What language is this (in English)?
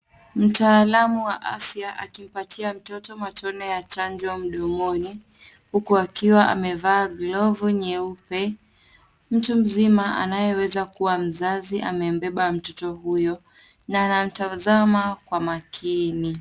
Swahili